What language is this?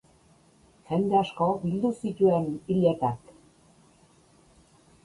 Basque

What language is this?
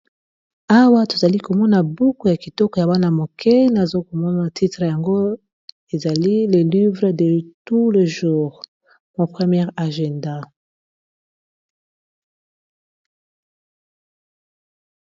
Lingala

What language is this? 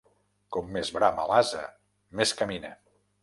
Catalan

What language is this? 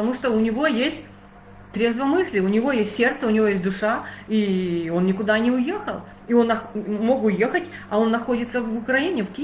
Russian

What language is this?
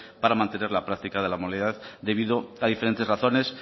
Spanish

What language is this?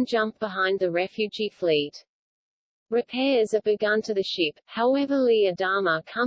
English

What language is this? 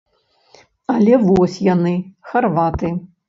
Belarusian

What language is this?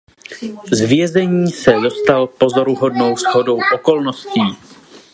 Czech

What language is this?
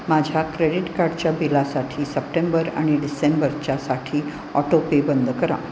Marathi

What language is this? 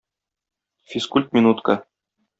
Tatar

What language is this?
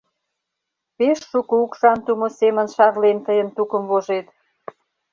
Mari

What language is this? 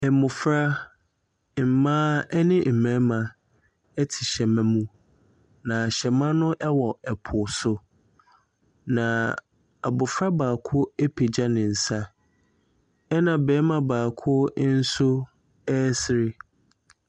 Akan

